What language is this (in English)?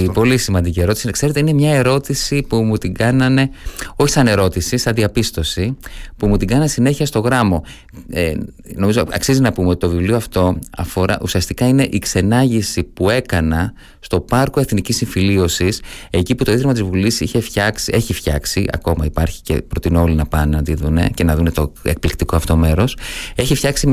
Greek